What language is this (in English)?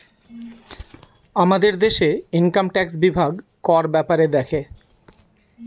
Bangla